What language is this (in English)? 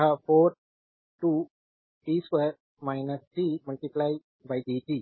Hindi